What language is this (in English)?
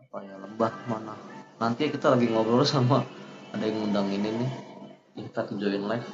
Indonesian